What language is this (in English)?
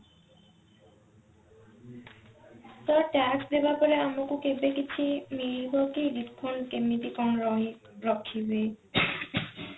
Odia